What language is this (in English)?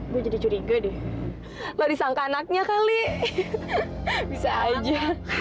Indonesian